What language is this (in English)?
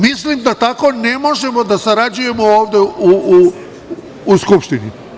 Serbian